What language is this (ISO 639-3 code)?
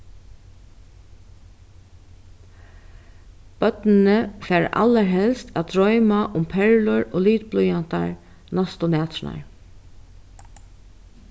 fao